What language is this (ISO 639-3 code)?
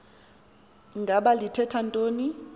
xho